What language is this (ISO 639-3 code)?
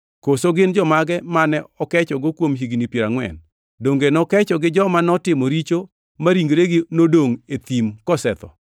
luo